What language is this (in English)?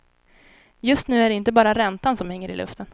Swedish